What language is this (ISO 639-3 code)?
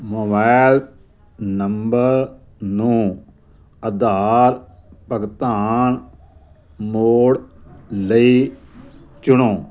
pan